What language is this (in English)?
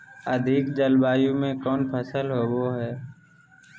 Magahi